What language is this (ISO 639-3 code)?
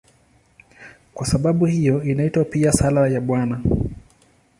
swa